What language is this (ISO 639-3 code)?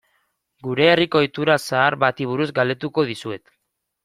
eus